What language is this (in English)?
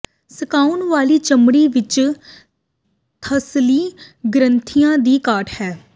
Punjabi